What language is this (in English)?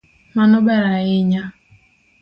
Luo (Kenya and Tanzania)